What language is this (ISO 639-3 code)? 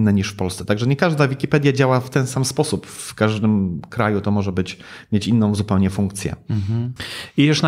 pol